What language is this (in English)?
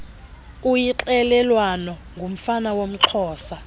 Xhosa